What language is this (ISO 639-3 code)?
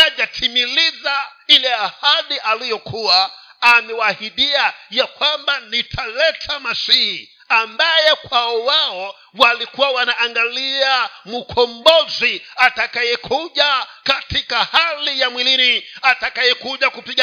swa